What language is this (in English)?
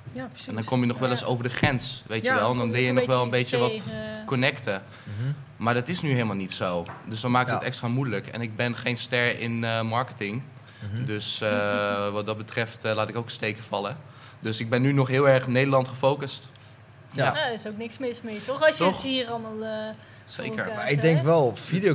Dutch